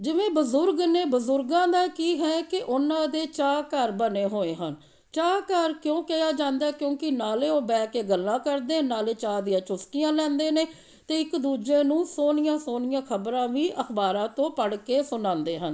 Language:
Punjabi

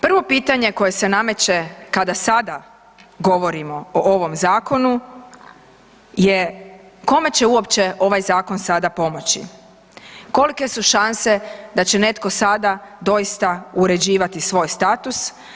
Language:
Croatian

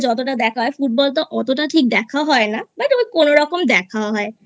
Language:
Bangla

